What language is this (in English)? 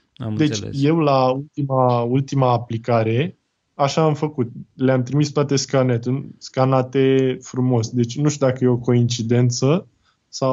Romanian